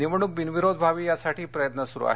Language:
Marathi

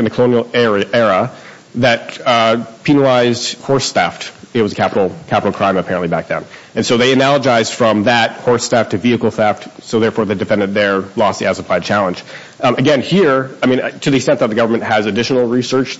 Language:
English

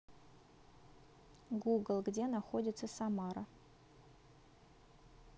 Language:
Russian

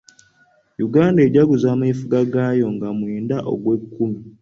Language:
Ganda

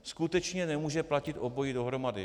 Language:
Czech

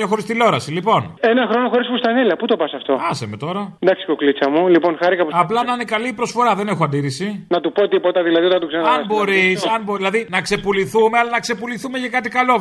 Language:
Greek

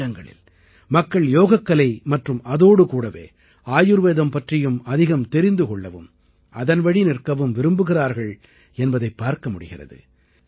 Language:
Tamil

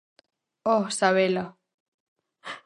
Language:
Galician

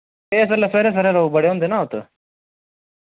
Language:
Dogri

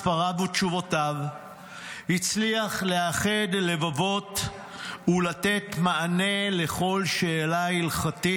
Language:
Hebrew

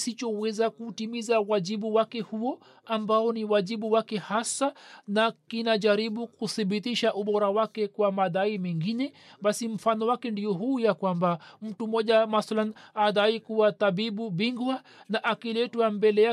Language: Swahili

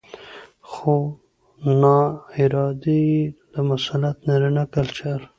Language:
Pashto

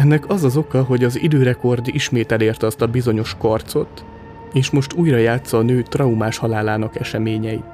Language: Hungarian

